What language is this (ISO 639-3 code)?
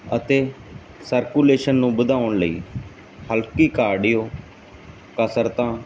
pan